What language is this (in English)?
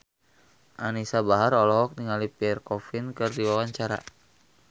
Sundanese